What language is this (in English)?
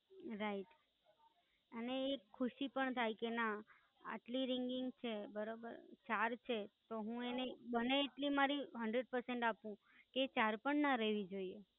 Gujarati